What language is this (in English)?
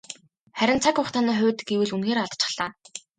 Mongolian